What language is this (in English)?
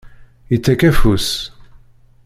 Kabyle